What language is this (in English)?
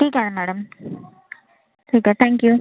Marathi